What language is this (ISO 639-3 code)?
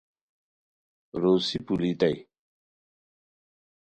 khw